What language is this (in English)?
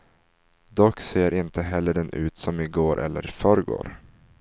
Swedish